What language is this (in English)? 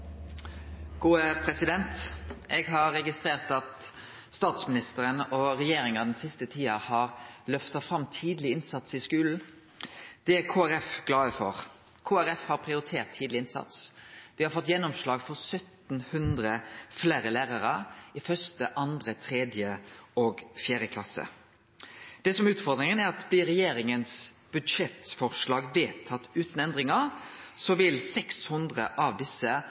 Norwegian Nynorsk